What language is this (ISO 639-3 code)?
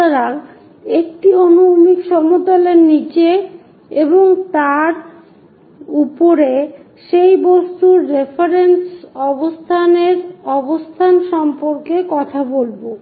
ben